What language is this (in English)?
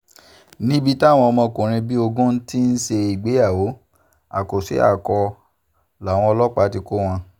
Yoruba